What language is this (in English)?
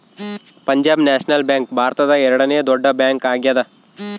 Kannada